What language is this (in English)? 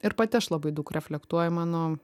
Lithuanian